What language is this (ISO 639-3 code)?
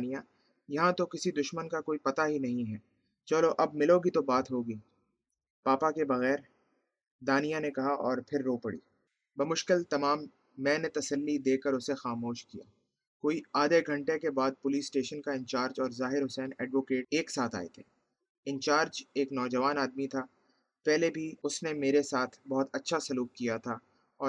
urd